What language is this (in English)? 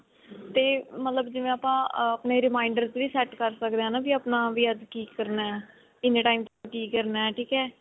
Punjabi